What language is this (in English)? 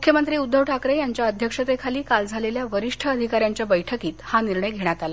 Marathi